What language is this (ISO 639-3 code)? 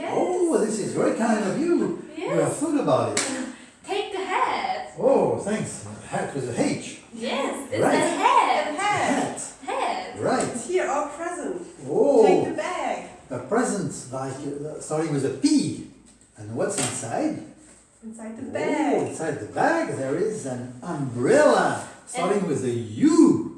eng